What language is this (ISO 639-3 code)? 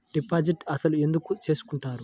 tel